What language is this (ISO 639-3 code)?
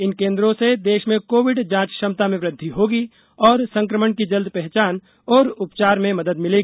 hin